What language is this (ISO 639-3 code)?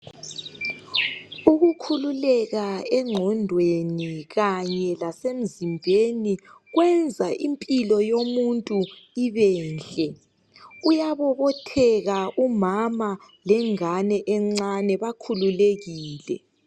nde